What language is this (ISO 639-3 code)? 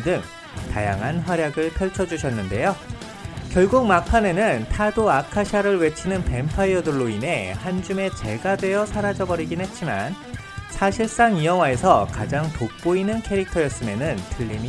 kor